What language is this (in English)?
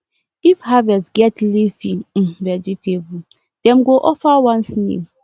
Nigerian Pidgin